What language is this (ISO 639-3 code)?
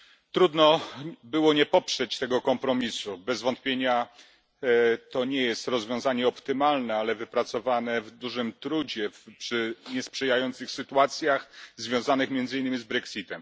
pol